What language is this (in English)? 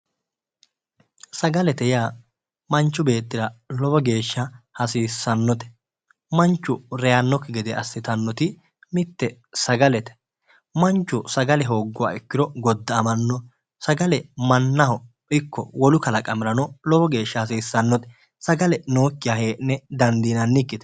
Sidamo